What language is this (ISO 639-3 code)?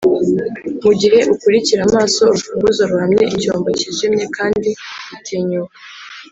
kin